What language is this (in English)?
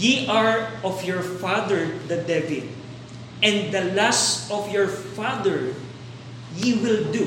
Filipino